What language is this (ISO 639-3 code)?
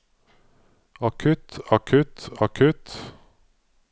nor